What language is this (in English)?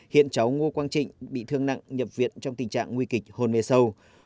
Vietnamese